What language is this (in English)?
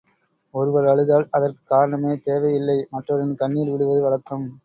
Tamil